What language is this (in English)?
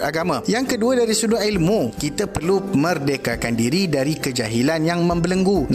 Malay